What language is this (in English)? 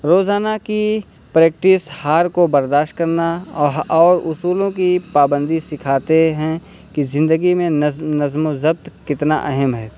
Urdu